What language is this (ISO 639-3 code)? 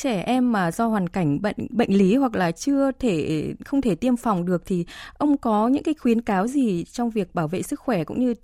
vie